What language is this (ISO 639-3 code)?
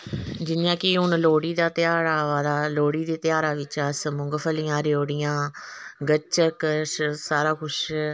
doi